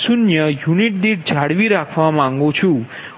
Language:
Gujarati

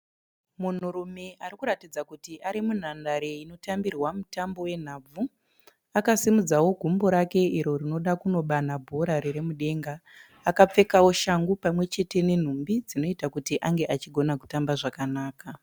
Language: Shona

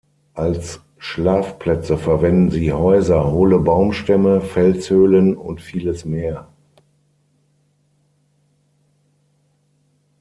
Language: German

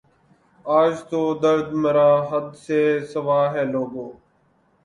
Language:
Urdu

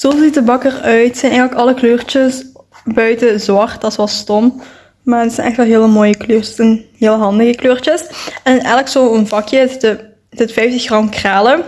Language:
Dutch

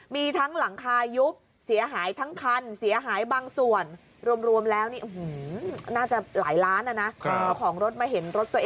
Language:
Thai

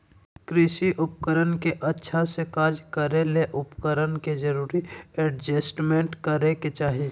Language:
Magahi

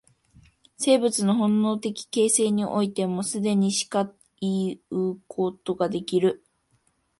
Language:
Japanese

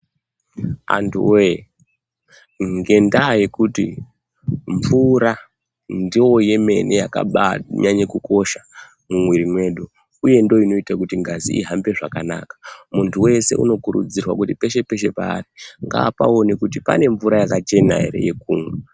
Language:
Ndau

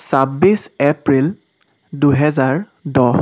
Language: Assamese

